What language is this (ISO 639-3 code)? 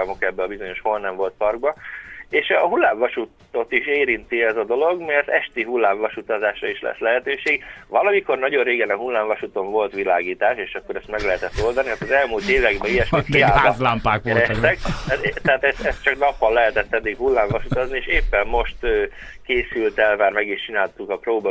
hun